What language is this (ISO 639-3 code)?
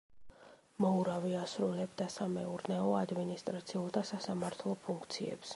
kat